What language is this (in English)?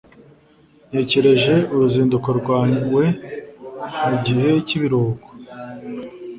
Kinyarwanda